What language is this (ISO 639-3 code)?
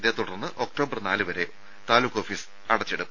mal